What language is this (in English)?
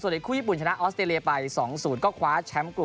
Thai